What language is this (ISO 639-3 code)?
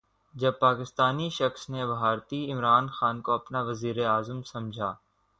urd